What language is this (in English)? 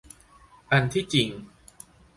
Thai